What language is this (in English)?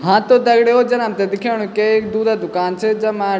Garhwali